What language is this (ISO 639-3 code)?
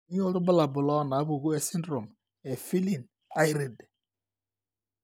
mas